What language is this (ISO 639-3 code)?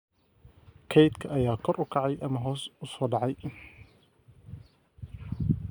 som